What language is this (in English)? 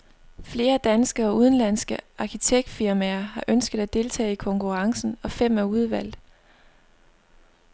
Danish